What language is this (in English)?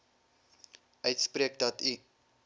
Afrikaans